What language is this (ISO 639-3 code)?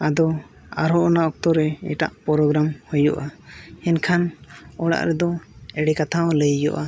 sat